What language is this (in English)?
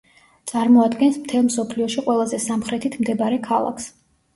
Georgian